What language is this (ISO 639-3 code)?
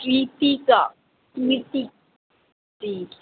hin